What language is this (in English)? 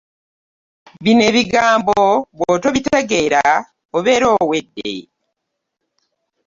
Ganda